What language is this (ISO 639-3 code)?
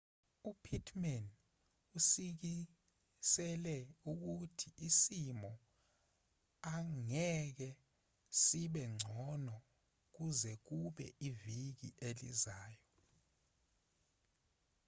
zul